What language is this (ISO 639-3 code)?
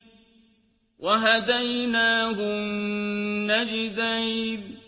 ara